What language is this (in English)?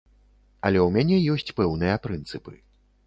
Belarusian